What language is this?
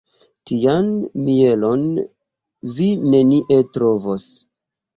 Esperanto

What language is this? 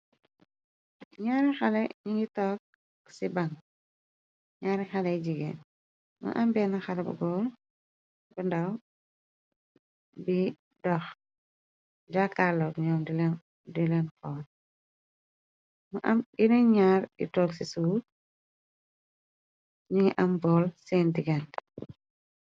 Wolof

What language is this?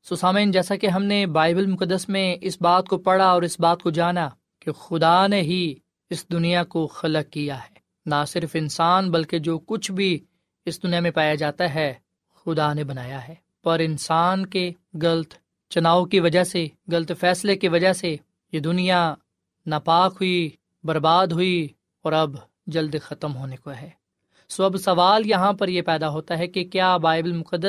Urdu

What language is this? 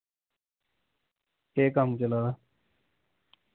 Dogri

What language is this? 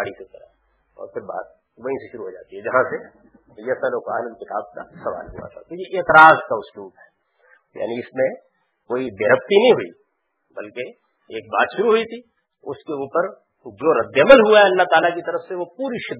Urdu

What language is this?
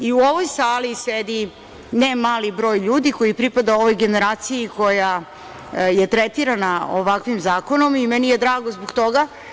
Serbian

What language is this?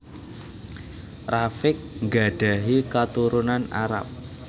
Javanese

